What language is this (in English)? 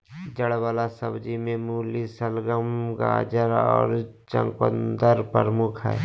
Magahi